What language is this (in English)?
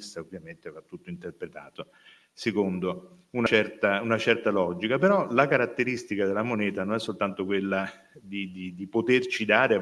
Italian